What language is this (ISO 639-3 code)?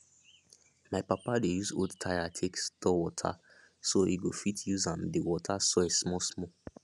pcm